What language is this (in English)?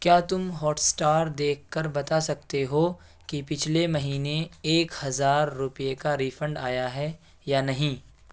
Urdu